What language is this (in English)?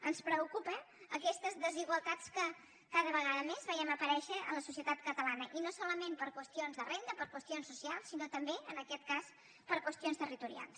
Catalan